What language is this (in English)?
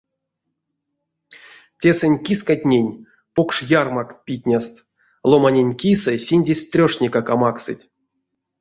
Erzya